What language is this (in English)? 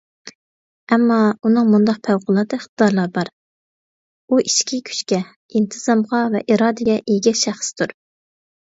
Uyghur